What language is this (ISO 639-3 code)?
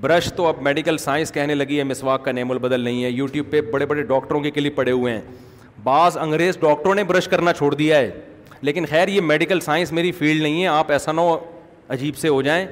urd